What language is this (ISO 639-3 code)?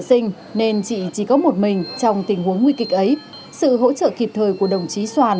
vie